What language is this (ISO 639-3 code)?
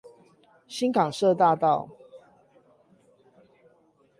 zho